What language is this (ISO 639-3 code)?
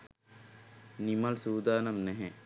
sin